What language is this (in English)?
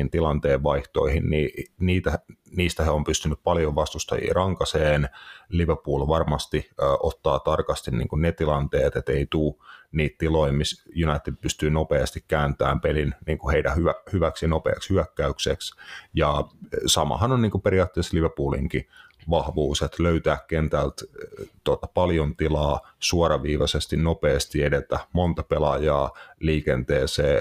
Finnish